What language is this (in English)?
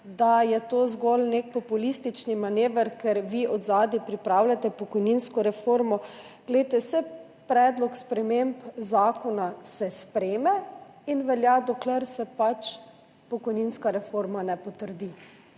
Slovenian